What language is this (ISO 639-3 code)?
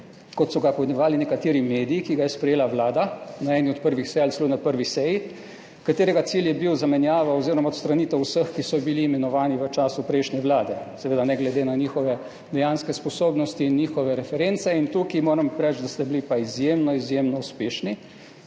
slv